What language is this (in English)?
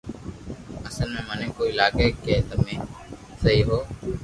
Loarki